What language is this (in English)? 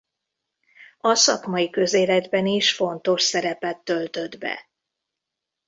Hungarian